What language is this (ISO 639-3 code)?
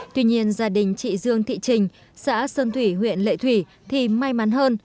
vie